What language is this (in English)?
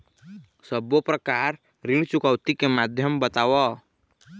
Chhattisgarhi